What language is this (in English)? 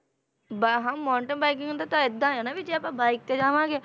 Punjabi